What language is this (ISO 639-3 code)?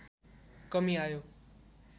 nep